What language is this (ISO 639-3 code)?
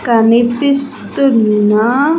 tel